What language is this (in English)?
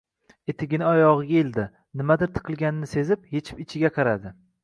Uzbek